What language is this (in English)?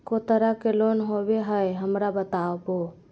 Magahi